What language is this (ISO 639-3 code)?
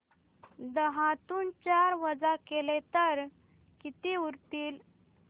mar